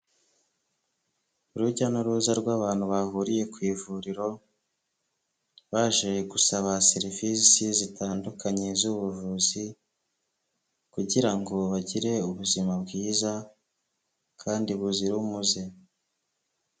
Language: Kinyarwanda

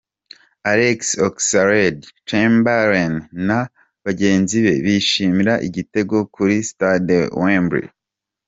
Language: Kinyarwanda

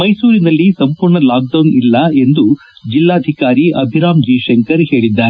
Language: Kannada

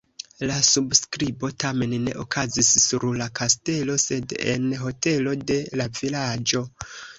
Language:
Esperanto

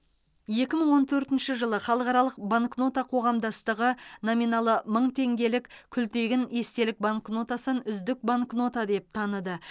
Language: Kazakh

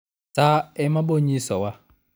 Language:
Luo (Kenya and Tanzania)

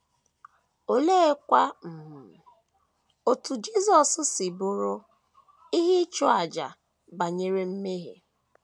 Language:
Igbo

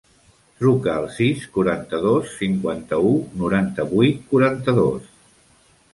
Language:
Catalan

